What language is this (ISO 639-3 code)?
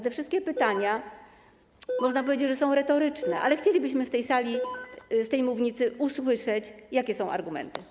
pol